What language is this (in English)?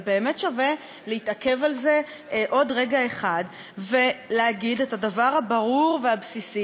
Hebrew